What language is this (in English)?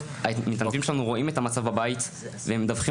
Hebrew